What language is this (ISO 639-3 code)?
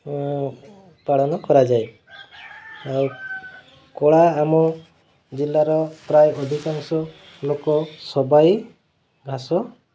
ori